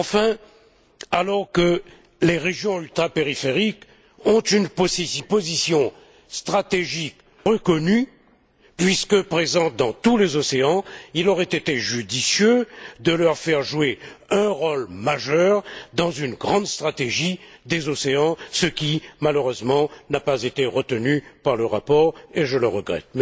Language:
French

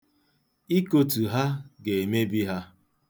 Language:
Igbo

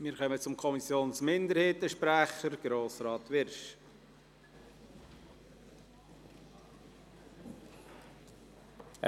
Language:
Swiss German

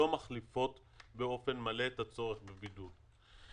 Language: Hebrew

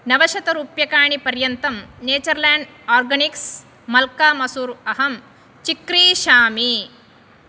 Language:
Sanskrit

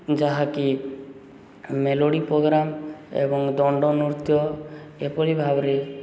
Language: Odia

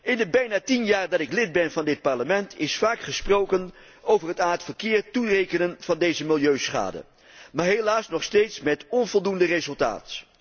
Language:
Dutch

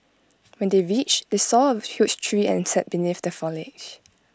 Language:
English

